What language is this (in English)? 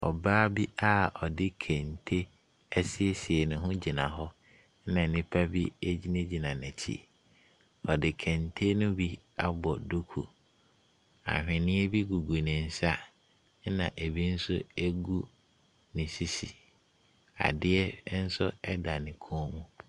Akan